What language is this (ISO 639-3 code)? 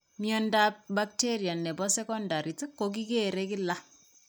kln